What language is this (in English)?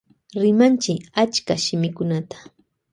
Loja Highland Quichua